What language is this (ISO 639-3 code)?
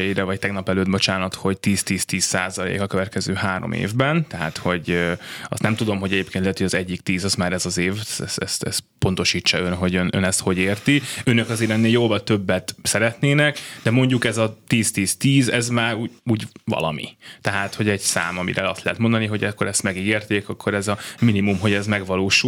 hun